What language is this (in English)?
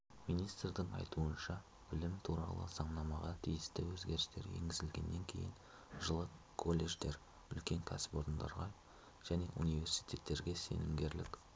Kazakh